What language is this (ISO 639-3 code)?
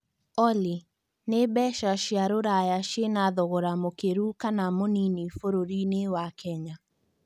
kik